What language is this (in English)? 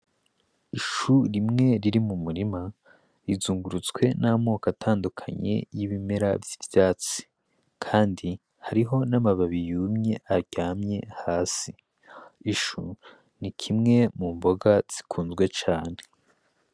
Rundi